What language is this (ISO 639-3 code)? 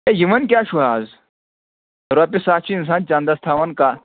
kas